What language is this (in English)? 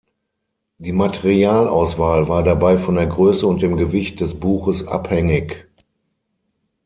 German